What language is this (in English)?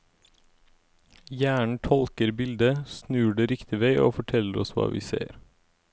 Norwegian